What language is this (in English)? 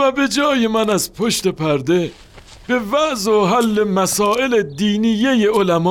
Persian